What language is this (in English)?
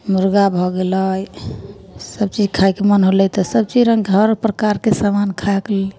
Maithili